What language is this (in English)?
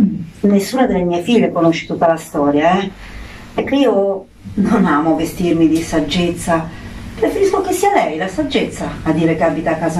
Italian